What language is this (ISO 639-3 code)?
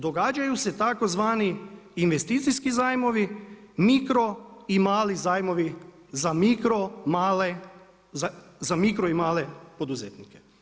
hrv